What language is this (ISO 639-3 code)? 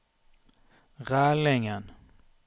nor